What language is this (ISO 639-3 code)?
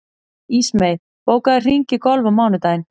isl